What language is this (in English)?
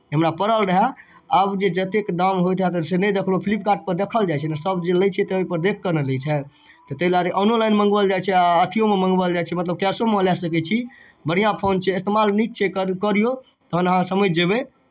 Maithili